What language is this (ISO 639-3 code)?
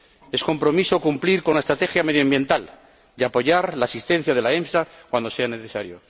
spa